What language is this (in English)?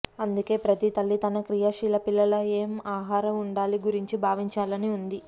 Telugu